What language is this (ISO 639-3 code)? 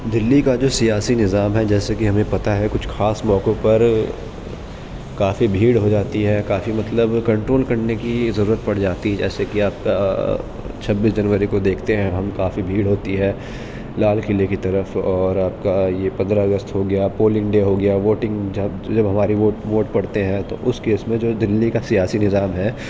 urd